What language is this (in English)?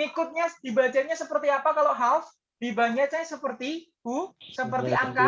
Indonesian